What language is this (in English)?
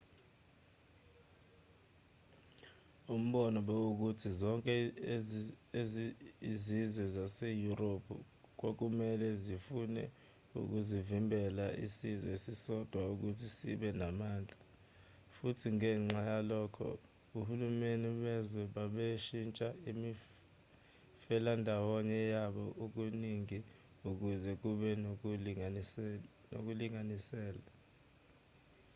Zulu